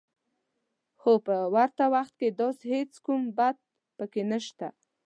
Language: Pashto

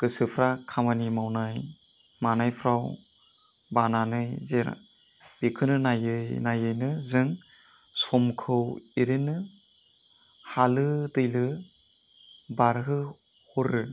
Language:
Bodo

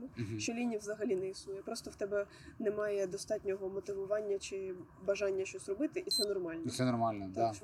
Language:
Ukrainian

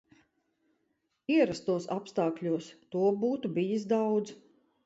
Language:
Latvian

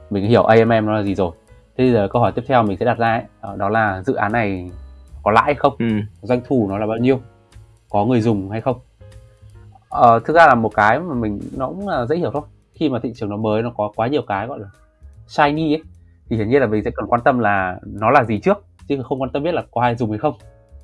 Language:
Vietnamese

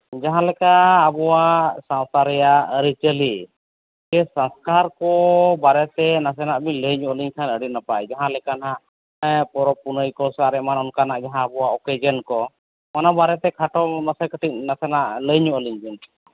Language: Santali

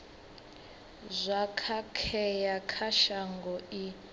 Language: Venda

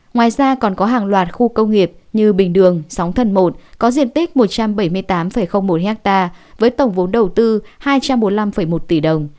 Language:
Vietnamese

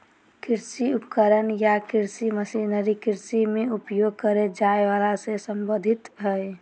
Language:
Magahi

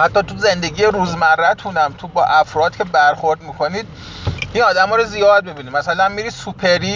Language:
Persian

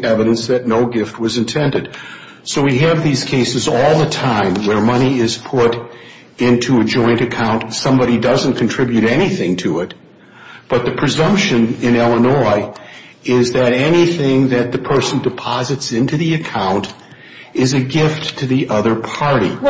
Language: English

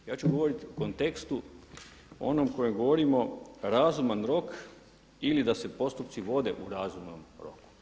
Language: Croatian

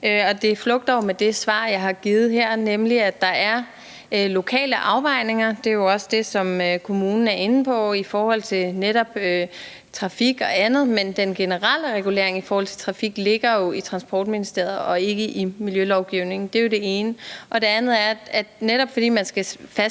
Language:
Danish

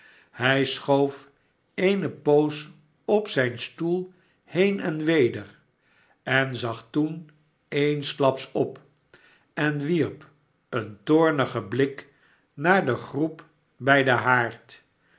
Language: Dutch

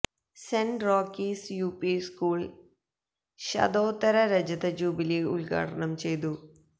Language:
Malayalam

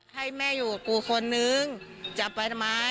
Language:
Thai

